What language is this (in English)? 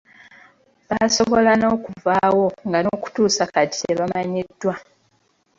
Ganda